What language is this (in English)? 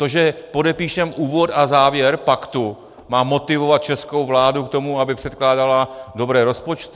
Czech